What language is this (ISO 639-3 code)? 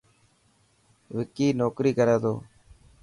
mki